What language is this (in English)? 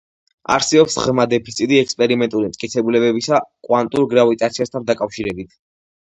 Georgian